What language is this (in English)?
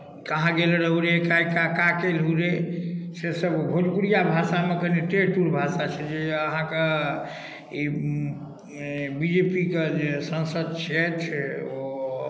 Maithili